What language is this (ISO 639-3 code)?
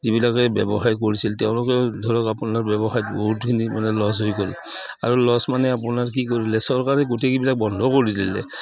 asm